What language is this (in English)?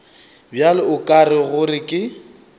Northern Sotho